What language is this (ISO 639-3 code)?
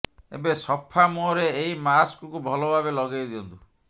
ori